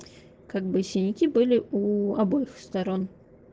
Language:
Russian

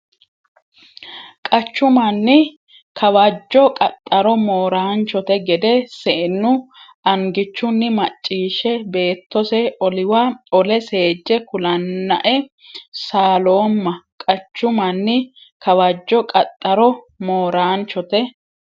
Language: Sidamo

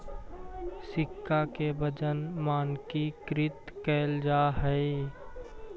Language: Magahi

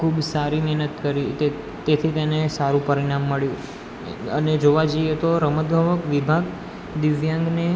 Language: Gujarati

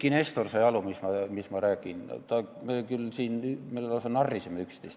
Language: Estonian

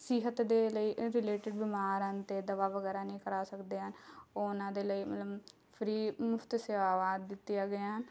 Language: Punjabi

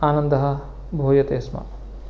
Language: Sanskrit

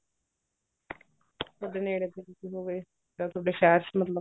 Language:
Punjabi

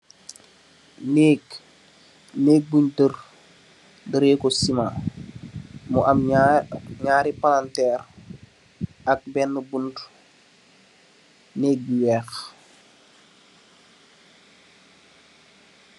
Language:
Wolof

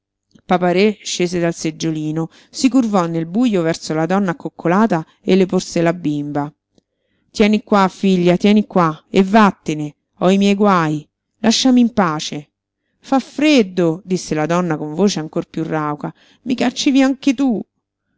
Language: Italian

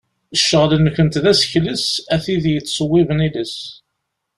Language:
Kabyle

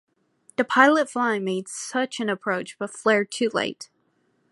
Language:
English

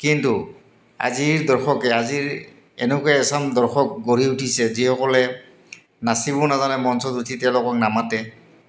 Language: Assamese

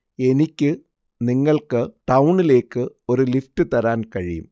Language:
Malayalam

